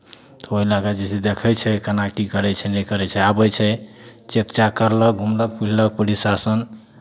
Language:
Maithili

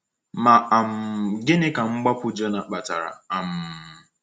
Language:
Igbo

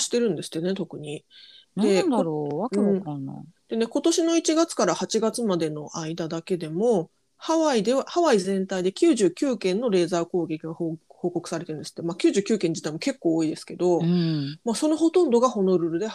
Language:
Japanese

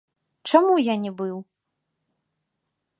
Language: Belarusian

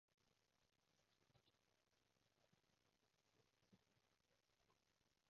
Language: Cantonese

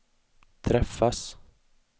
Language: Swedish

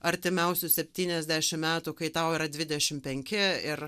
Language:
Lithuanian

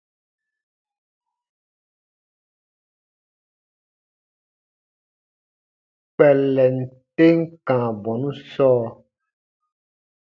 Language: Baatonum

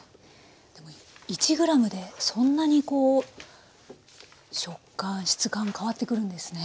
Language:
Japanese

